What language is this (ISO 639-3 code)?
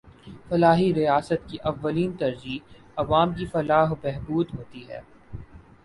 urd